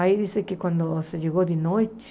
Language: Portuguese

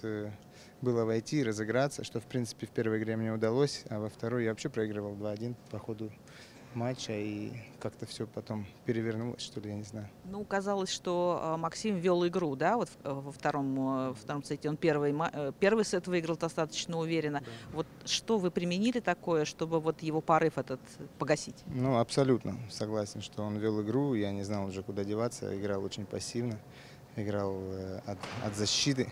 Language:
Russian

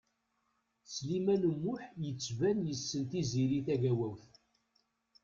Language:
Kabyle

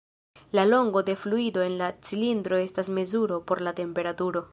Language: Esperanto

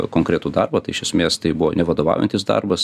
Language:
Lithuanian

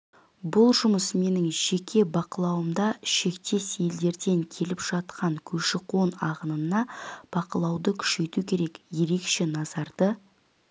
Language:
Kazakh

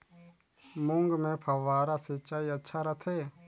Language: Chhattisgarhi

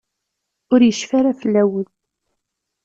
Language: Kabyle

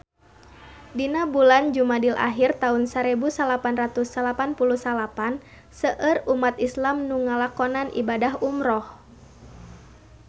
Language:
Sundanese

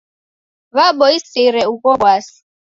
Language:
Taita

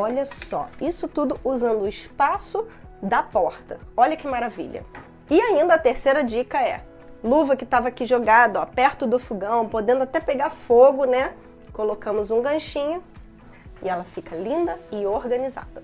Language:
Portuguese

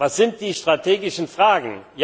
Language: German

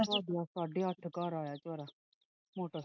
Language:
Punjabi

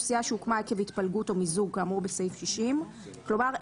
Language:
Hebrew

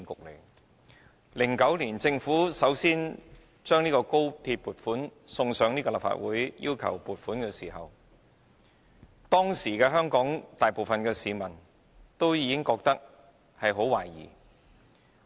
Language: Cantonese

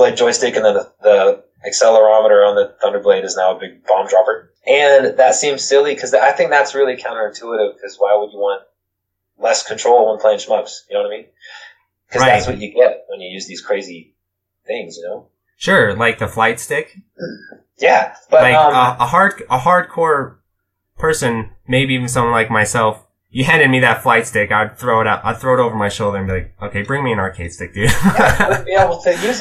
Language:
English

